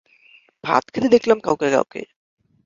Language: Bangla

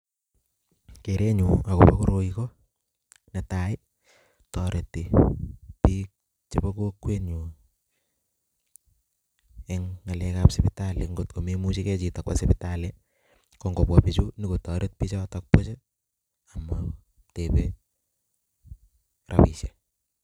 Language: Kalenjin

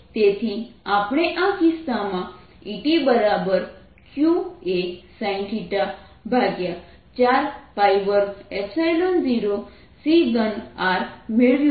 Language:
Gujarati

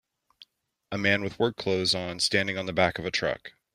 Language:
English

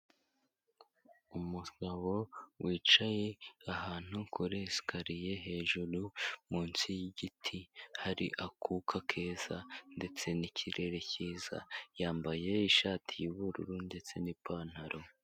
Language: Kinyarwanda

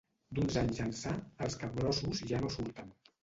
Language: Catalan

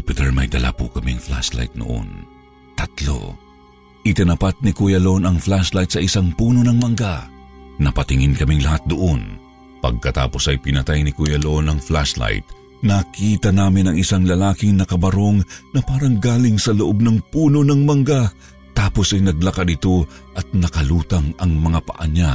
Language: Filipino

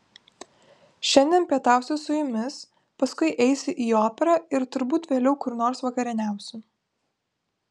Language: Lithuanian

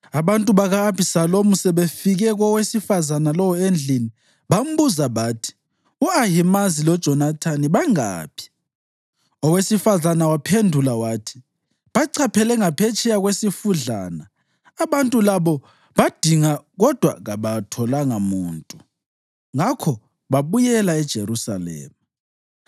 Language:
North Ndebele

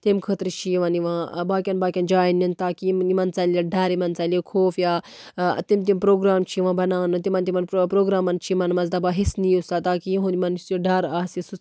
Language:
Kashmiri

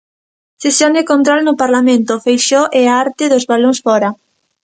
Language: Galician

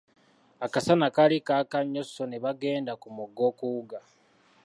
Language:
Ganda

